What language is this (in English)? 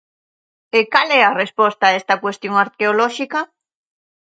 Galician